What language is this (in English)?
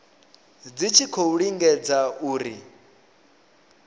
Venda